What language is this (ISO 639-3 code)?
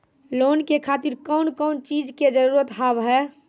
mai